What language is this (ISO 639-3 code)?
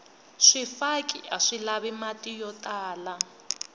tso